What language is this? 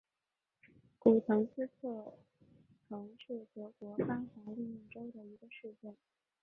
Chinese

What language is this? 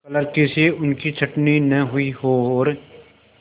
Hindi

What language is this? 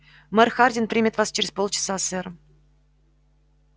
Russian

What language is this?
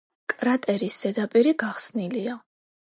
Georgian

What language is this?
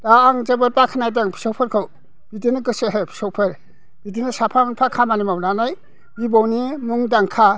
Bodo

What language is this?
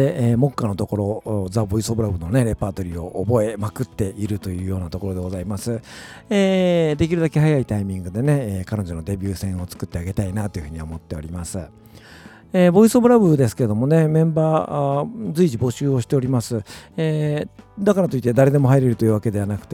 Japanese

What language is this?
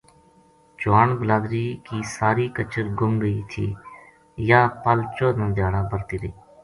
Gujari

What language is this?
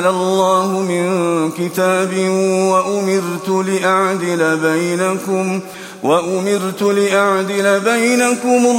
Arabic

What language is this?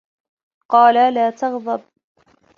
Arabic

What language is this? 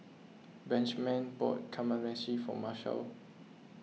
English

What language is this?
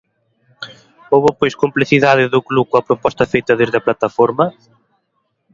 Galician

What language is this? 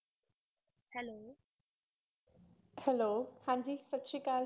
Punjabi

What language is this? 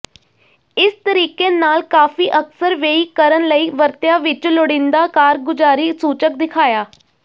Punjabi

